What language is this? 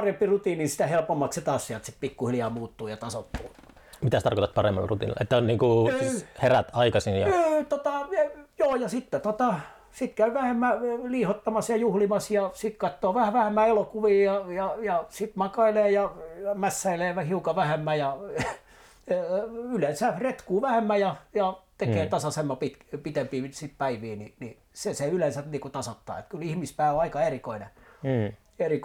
Finnish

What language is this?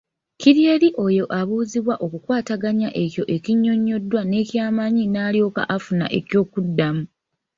Ganda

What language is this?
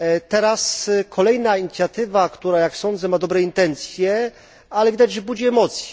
Polish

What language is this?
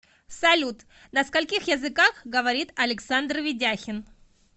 Russian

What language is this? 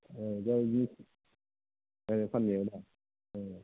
Bodo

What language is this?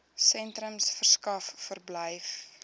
Afrikaans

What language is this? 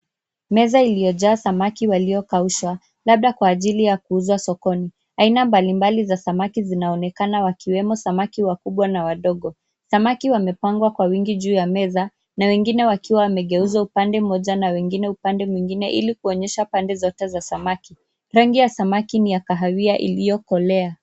Swahili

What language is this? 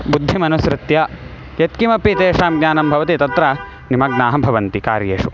Sanskrit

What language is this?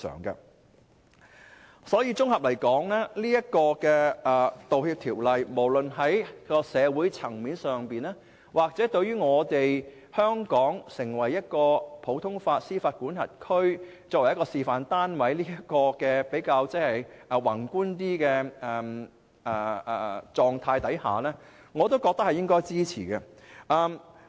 Cantonese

